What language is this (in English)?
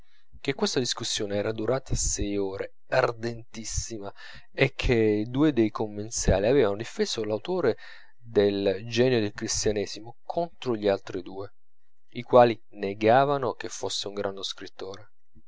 Italian